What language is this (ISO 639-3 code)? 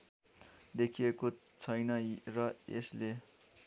nep